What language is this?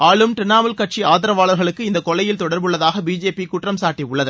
Tamil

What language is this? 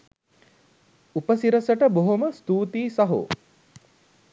Sinhala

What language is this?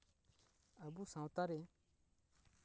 Santali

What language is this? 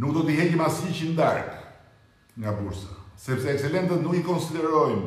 Romanian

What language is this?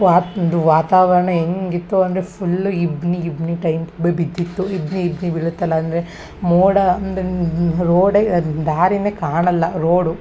Kannada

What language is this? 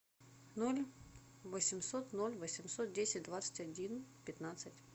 Russian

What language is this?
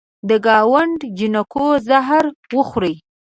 Pashto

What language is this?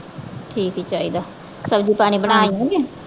Punjabi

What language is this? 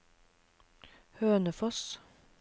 Norwegian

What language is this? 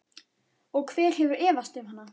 Icelandic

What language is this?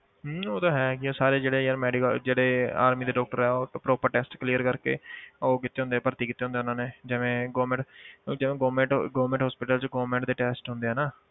Punjabi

